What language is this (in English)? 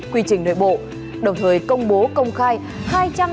Vietnamese